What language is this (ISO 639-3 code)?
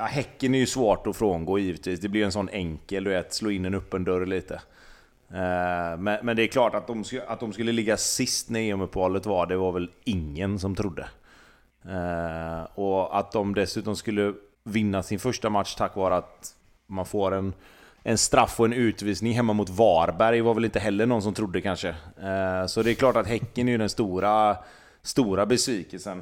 swe